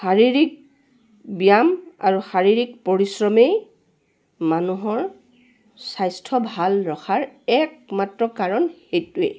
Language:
Assamese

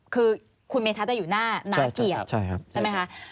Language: Thai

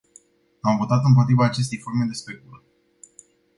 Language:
Romanian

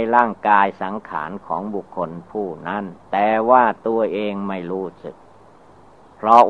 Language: Thai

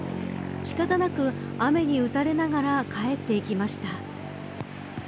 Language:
Japanese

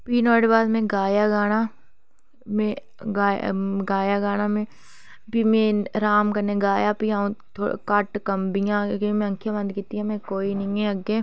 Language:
Dogri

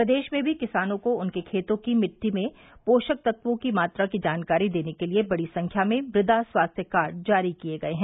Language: Hindi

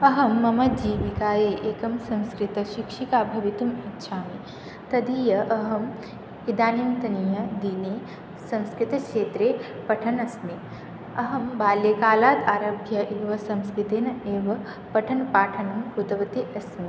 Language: Sanskrit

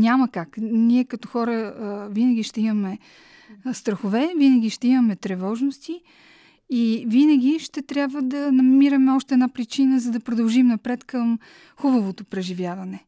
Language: Bulgarian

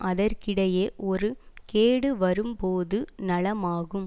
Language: Tamil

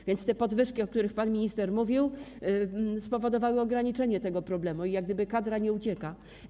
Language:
Polish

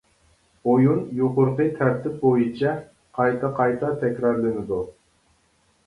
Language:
Uyghur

